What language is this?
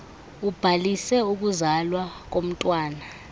Xhosa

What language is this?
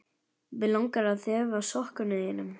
Icelandic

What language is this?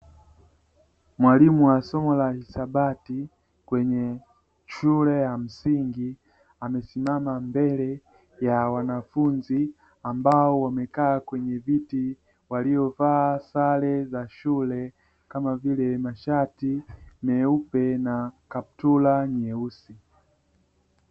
Swahili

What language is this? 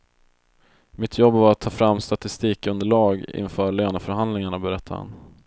Swedish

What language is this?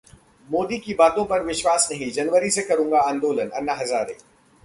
Hindi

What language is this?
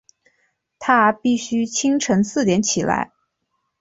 Chinese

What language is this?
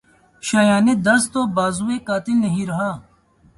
Urdu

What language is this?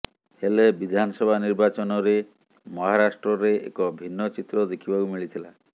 Odia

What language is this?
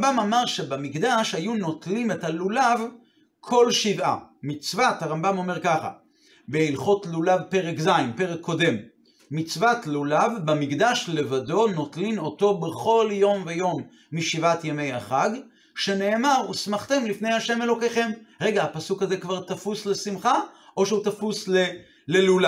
Hebrew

